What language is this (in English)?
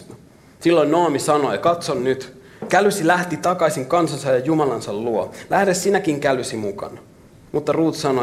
Finnish